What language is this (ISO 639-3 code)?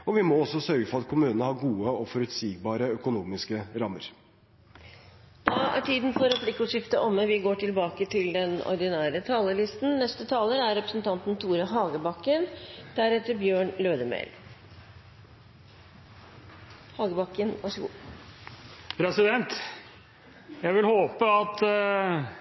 nor